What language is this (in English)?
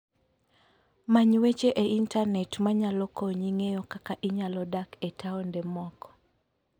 Luo (Kenya and Tanzania)